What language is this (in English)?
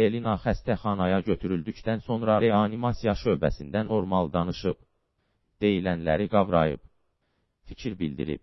Azerbaijani